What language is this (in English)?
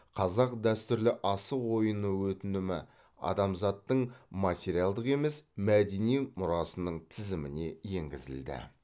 Kazakh